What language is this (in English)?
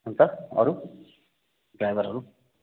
Nepali